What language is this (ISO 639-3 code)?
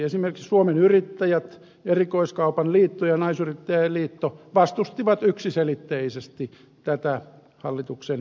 fin